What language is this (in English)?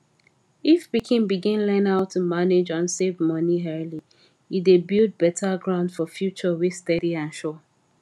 Nigerian Pidgin